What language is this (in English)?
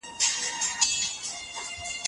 Pashto